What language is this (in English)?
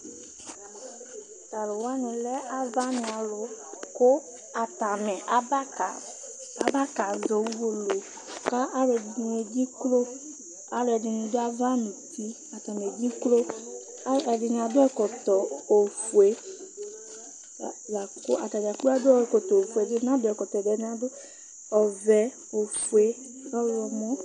Ikposo